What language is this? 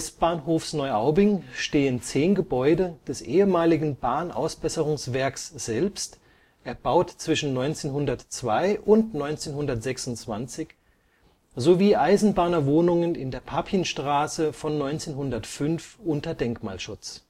German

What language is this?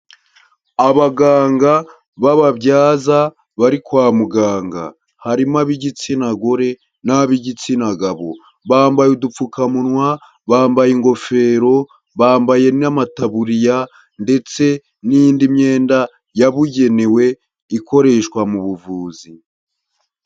Kinyarwanda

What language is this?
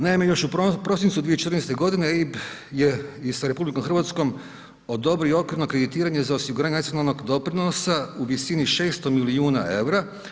Croatian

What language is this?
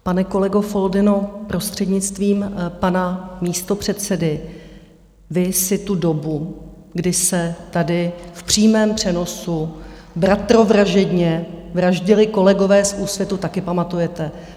Czech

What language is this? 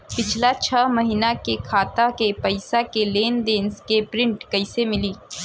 Bhojpuri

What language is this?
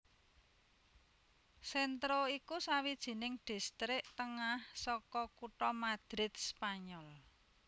Javanese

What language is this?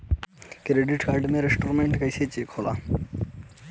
Bhojpuri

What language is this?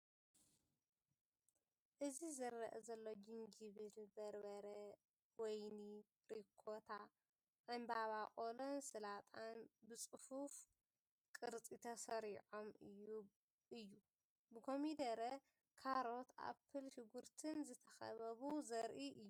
Tigrinya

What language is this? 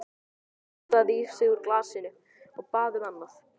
Icelandic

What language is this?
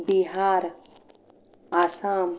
Marathi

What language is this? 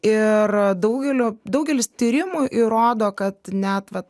Lithuanian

